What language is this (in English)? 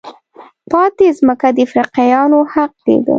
Pashto